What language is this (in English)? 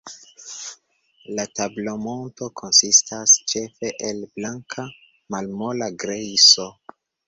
Esperanto